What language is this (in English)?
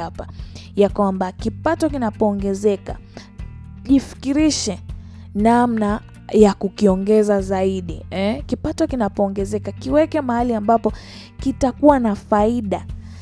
Swahili